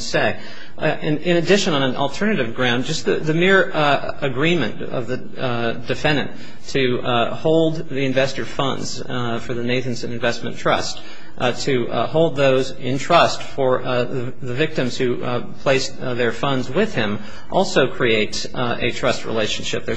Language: English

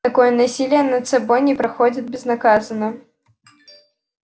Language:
Russian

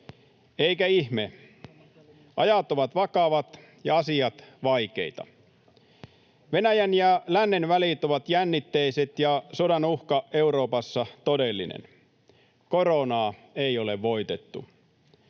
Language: Finnish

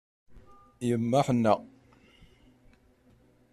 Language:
Kabyle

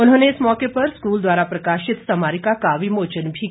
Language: Hindi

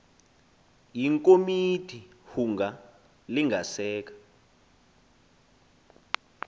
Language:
Xhosa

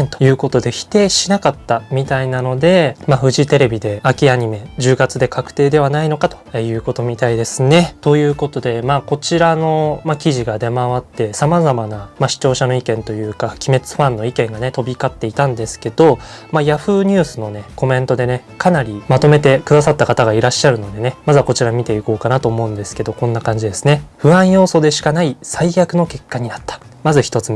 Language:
Japanese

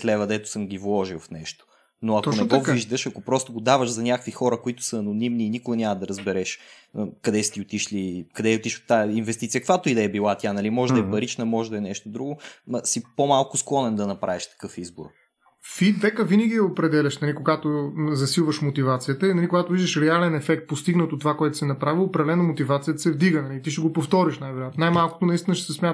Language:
Bulgarian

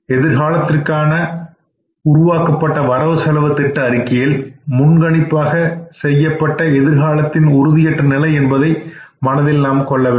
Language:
Tamil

